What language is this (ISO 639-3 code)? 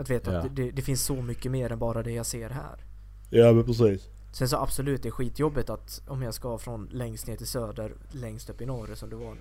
swe